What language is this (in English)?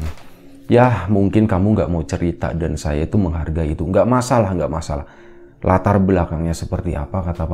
Indonesian